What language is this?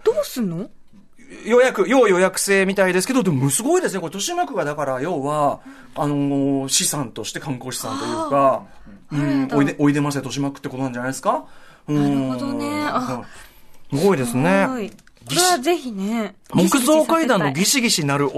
Japanese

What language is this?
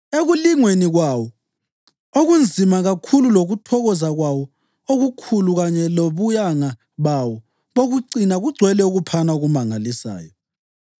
North Ndebele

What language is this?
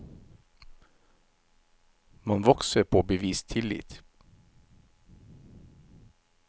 Norwegian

